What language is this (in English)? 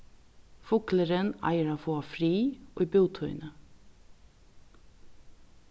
Faroese